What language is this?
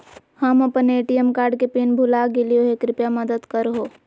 Magahi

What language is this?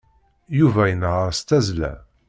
Kabyle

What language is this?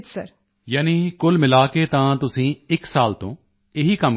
Punjabi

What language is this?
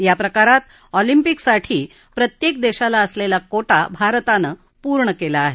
Marathi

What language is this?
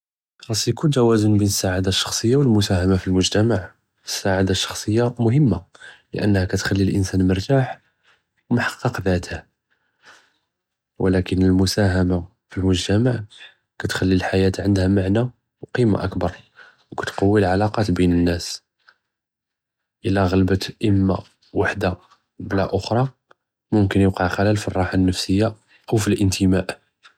Judeo-Arabic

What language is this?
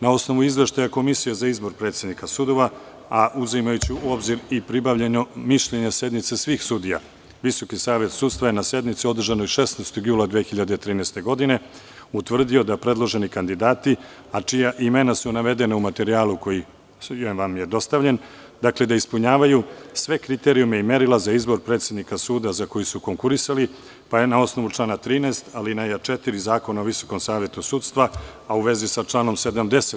Serbian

